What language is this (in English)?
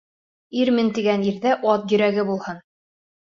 Bashkir